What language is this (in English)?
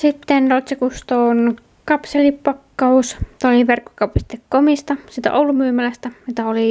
Finnish